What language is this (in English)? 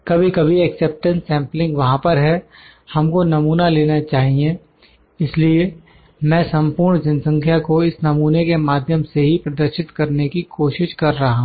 Hindi